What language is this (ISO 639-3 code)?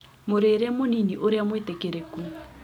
kik